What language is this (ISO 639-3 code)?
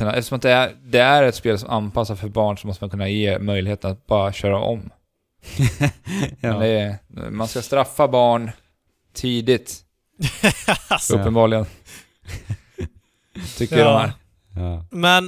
swe